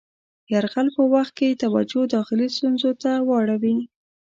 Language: Pashto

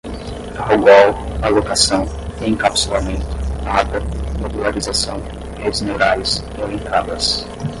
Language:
Portuguese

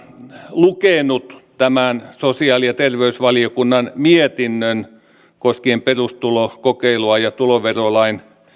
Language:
Finnish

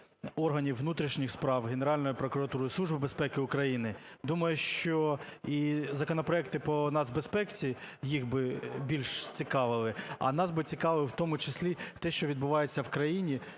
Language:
Ukrainian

